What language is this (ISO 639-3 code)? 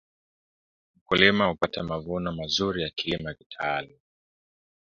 swa